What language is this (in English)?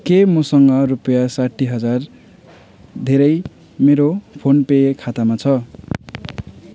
Nepali